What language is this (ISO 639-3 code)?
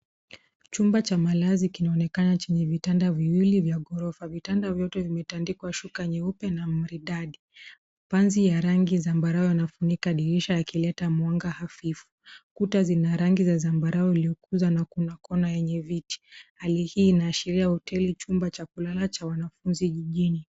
swa